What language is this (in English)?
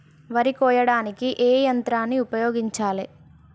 Telugu